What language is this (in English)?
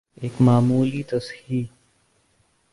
Urdu